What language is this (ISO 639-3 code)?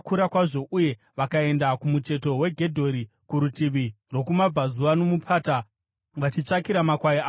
sna